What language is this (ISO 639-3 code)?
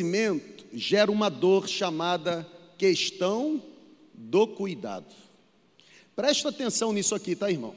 por